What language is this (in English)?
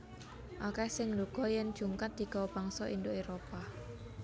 Javanese